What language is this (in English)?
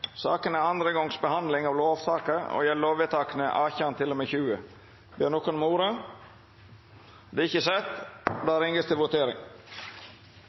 Norwegian Nynorsk